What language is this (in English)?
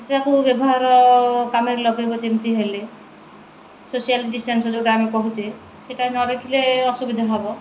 Odia